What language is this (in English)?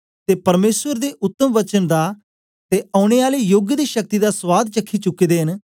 Dogri